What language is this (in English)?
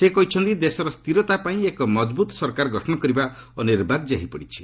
Odia